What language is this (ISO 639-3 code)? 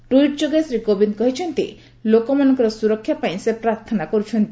ori